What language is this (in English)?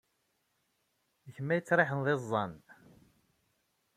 Kabyle